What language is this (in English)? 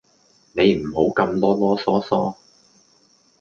Cantonese